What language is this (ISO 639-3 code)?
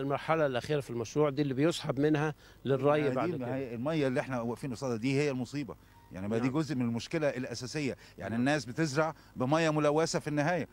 ara